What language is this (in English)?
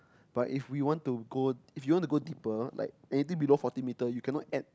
English